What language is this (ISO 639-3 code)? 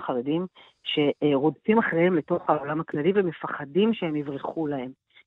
heb